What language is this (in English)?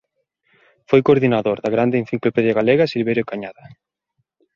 Galician